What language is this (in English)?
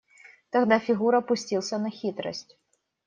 Russian